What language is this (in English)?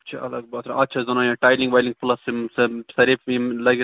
Kashmiri